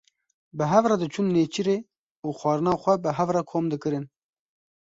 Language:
Kurdish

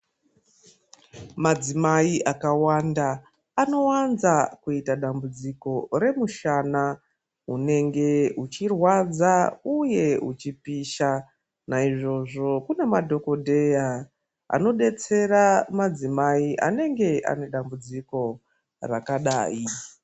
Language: Ndau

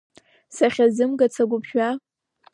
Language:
Abkhazian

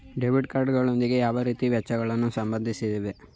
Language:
Kannada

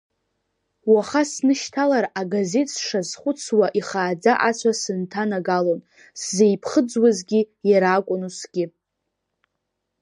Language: Abkhazian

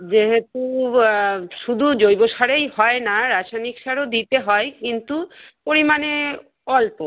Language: Bangla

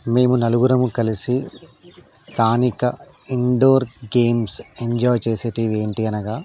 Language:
Telugu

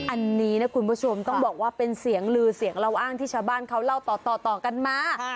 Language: Thai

